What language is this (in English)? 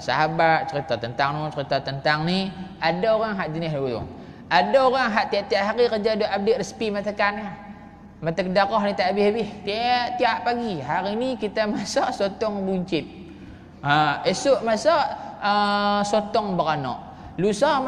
Malay